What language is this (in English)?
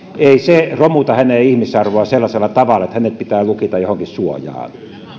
Finnish